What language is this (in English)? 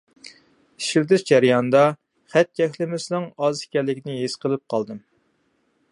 Uyghur